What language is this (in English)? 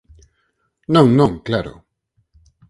Galician